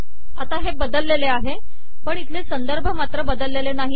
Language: Marathi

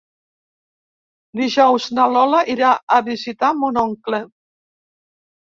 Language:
Catalan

